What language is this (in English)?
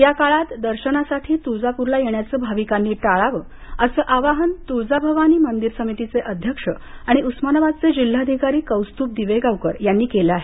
Marathi